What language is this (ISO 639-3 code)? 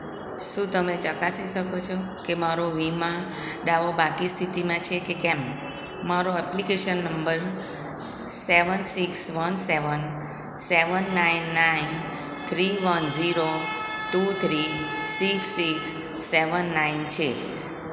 guj